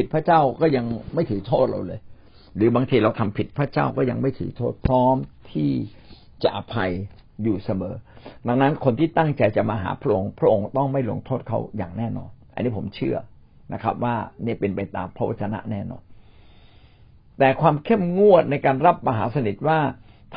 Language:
Thai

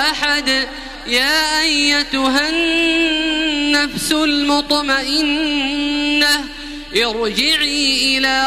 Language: Arabic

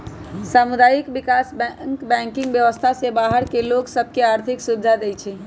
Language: Magahi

